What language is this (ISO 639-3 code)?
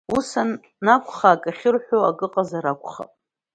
abk